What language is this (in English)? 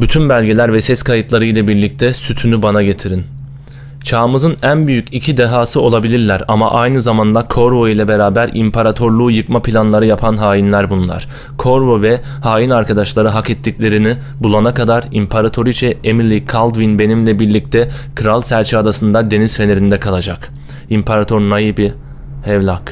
Turkish